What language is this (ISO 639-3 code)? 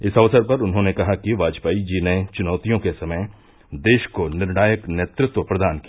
hin